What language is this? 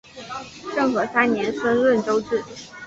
Chinese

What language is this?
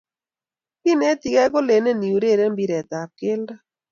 Kalenjin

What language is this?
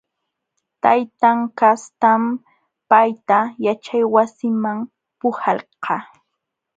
Jauja Wanca Quechua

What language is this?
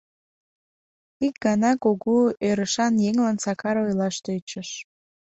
Mari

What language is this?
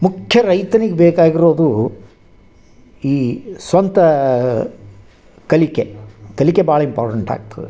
Kannada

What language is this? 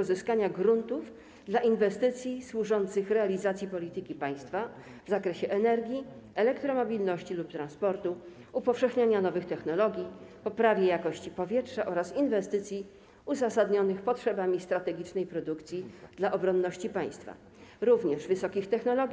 Polish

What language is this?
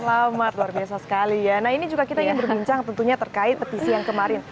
Indonesian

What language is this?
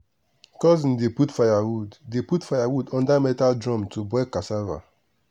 Nigerian Pidgin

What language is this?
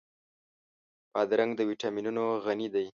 Pashto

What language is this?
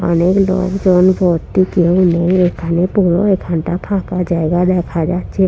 Bangla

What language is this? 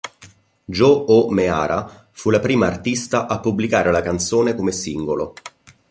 Italian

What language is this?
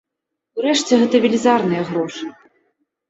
Belarusian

